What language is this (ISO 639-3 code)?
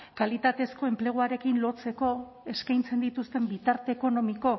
eus